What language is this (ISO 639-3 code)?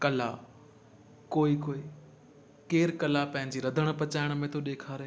snd